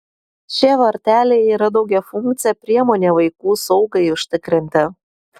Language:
Lithuanian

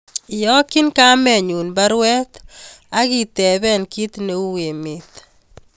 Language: Kalenjin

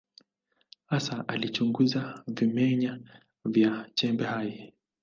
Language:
Swahili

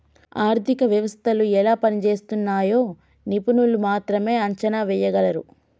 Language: Telugu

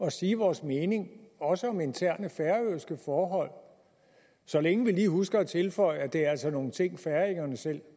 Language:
Danish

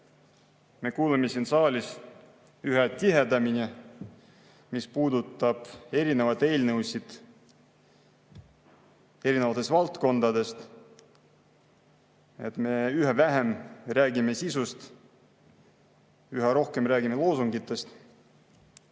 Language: Estonian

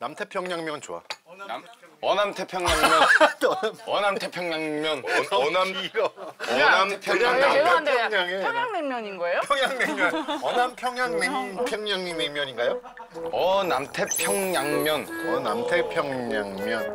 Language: Korean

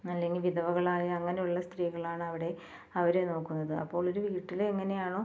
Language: Malayalam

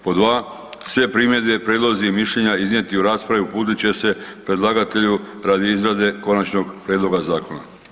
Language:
Croatian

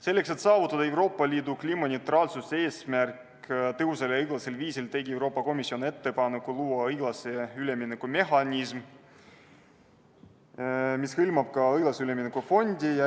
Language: Estonian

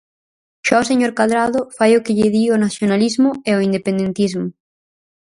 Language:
Galician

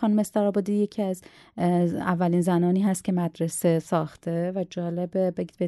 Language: Persian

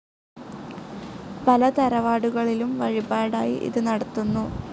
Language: Malayalam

